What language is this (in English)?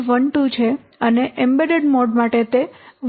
Gujarati